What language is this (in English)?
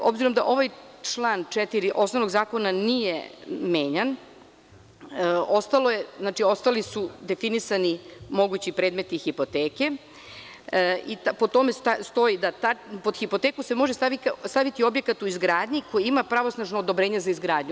Serbian